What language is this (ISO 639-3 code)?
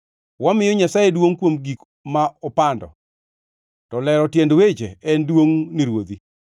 luo